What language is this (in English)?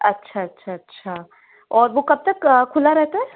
Hindi